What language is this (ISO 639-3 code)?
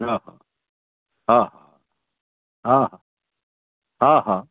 snd